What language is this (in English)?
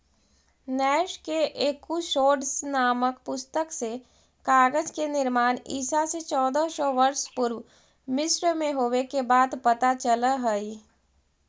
Magahi